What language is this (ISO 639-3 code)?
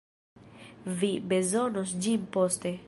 epo